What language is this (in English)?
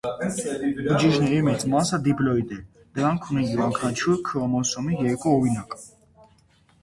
Armenian